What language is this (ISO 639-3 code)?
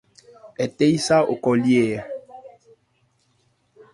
ebr